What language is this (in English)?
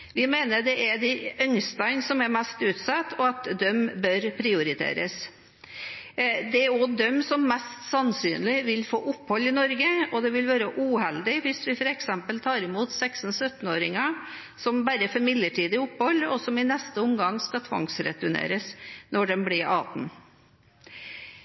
Norwegian Bokmål